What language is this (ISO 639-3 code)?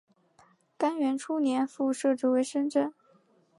zho